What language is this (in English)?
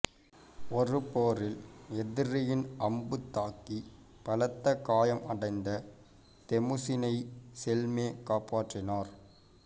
Tamil